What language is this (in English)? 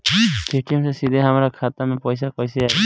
Bhojpuri